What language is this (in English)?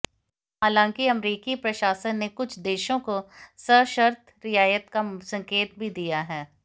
Hindi